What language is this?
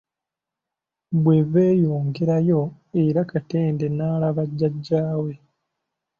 Ganda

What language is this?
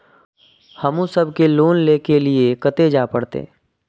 Maithili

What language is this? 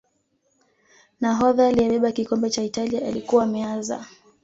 Swahili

